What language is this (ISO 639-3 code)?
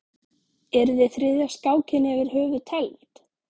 isl